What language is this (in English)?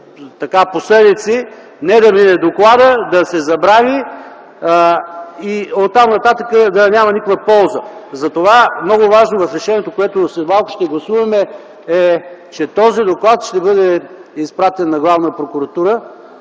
Bulgarian